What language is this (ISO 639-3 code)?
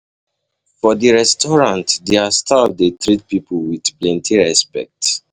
pcm